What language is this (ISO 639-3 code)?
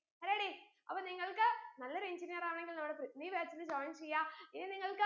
mal